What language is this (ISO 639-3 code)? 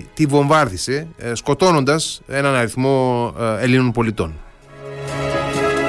ell